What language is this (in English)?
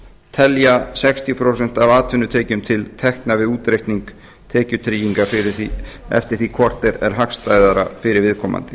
Icelandic